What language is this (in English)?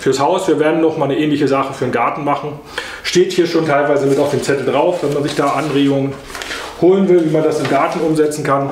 German